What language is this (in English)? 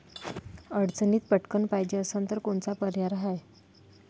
Marathi